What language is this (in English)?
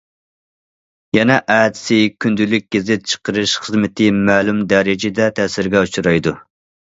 Uyghur